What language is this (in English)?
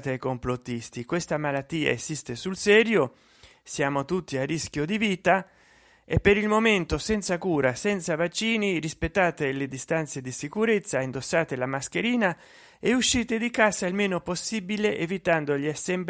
Italian